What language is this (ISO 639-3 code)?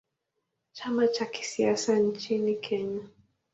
swa